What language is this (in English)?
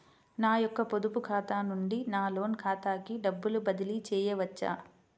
Telugu